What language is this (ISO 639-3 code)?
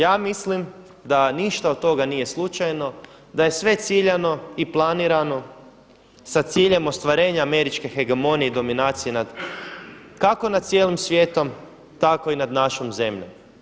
hrv